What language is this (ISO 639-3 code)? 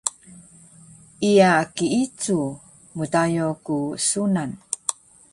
trv